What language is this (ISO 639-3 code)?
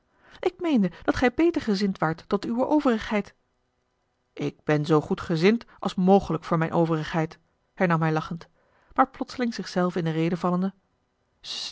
nld